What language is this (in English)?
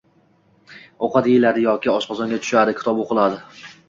Uzbek